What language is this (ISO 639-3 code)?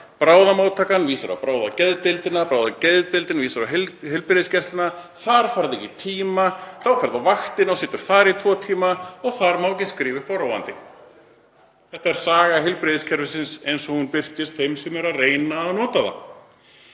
isl